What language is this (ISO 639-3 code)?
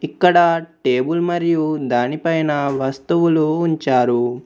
tel